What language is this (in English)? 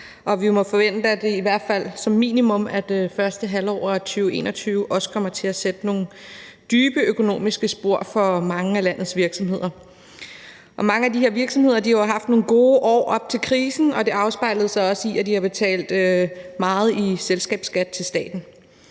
Danish